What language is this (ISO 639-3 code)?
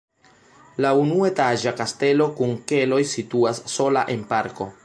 epo